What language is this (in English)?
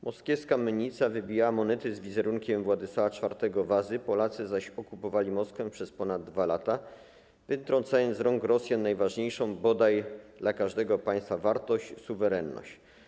Polish